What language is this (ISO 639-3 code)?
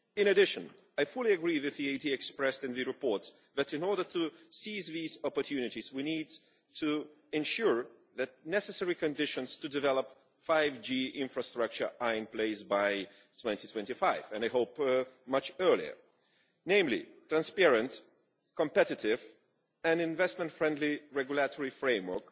eng